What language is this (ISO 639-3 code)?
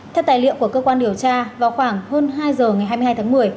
vie